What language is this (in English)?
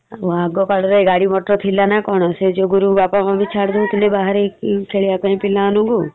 Odia